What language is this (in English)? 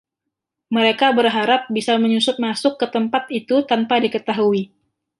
Indonesian